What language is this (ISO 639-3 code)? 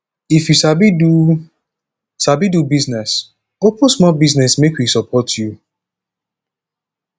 pcm